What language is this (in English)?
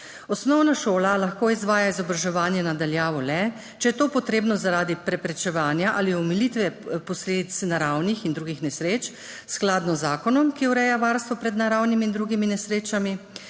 Slovenian